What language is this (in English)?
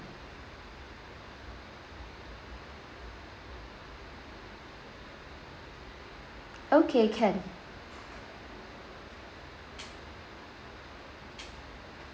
English